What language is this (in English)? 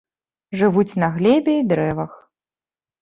Belarusian